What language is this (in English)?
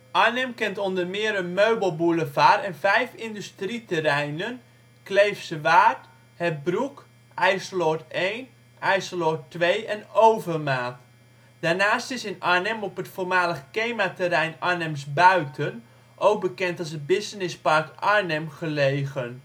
Dutch